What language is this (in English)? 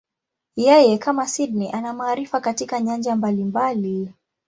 Swahili